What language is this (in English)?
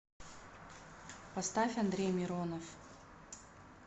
Russian